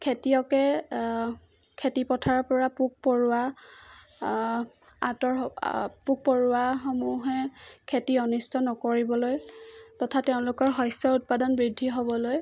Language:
Assamese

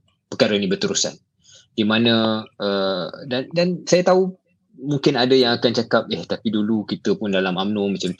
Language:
Malay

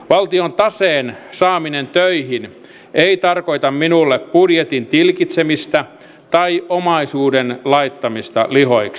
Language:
Finnish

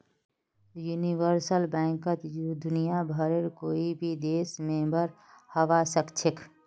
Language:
Magahi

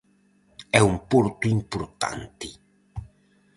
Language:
Galician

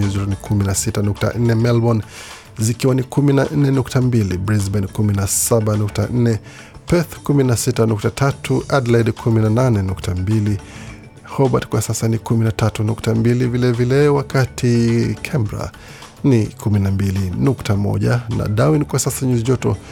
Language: Swahili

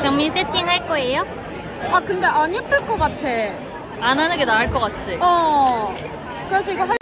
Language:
Korean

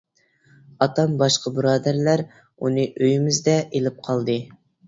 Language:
Uyghur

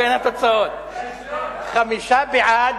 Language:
Hebrew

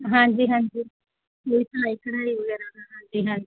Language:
Punjabi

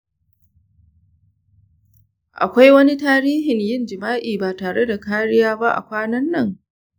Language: Hausa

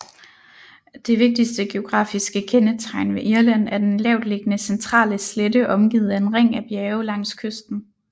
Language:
Danish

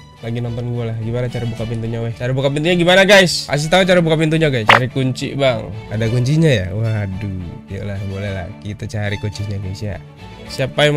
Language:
Indonesian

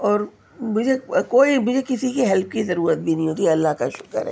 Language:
Urdu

